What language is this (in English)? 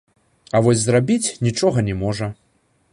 Belarusian